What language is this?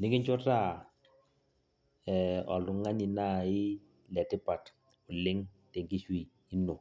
Masai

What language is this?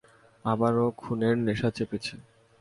Bangla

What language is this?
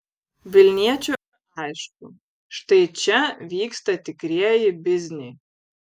Lithuanian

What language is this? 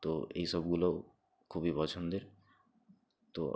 Bangla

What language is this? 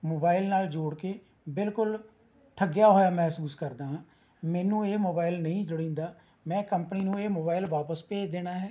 Punjabi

